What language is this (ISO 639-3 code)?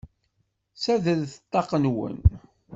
kab